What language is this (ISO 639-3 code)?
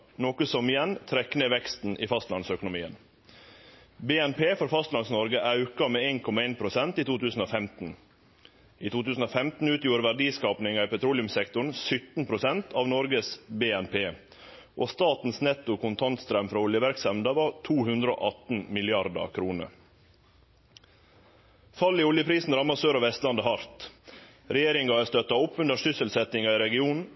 nno